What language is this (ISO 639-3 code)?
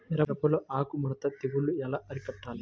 tel